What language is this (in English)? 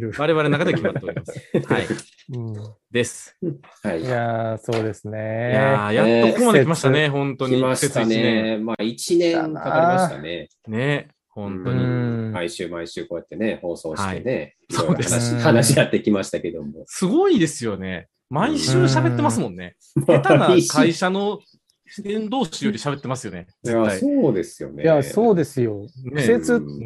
Japanese